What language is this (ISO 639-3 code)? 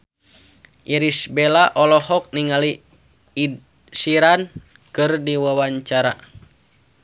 sun